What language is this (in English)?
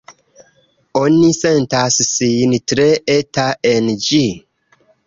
Esperanto